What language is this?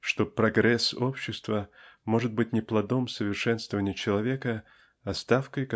Russian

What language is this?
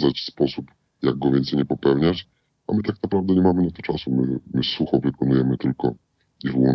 Polish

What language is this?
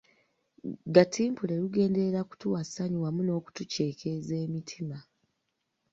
Ganda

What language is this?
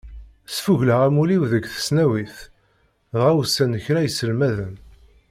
Kabyle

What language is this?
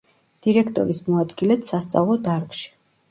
Georgian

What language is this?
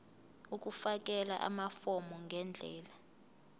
Zulu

